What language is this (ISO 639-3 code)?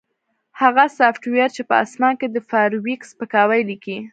pus